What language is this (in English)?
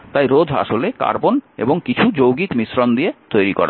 Bangla